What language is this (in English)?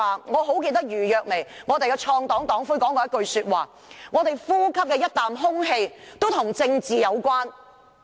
Cantonese